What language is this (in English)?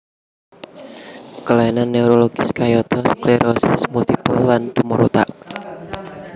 Javanese